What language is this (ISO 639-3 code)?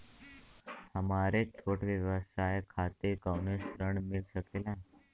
bho